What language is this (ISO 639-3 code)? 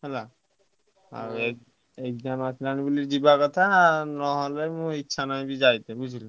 ori